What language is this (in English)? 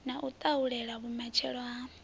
Venda